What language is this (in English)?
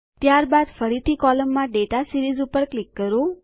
Gujarati